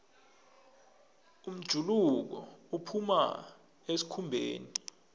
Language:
South Ndebele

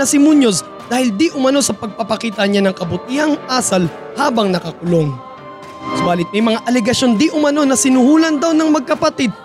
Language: Filipino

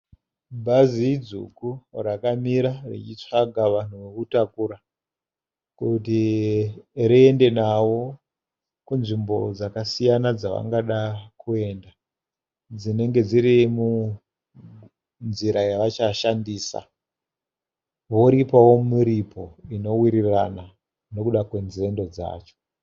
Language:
Shona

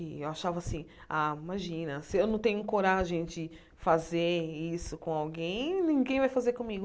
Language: Portuguese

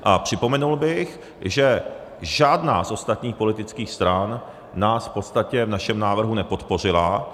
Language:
Czech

